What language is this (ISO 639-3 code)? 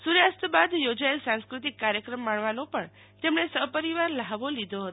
guj